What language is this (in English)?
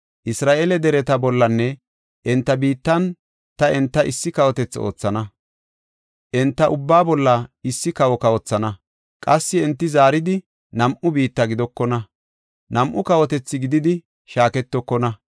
Gofa